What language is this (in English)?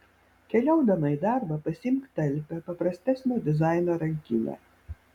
Lithuanian